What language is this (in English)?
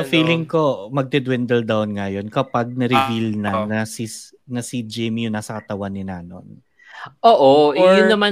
Filipino